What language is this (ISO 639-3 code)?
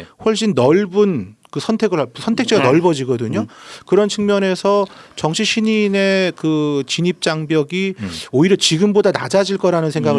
kor